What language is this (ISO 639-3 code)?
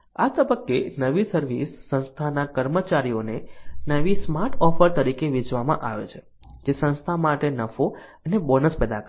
guj